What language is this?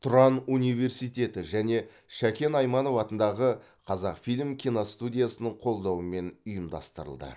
Kazakh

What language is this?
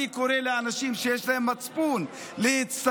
Hebrew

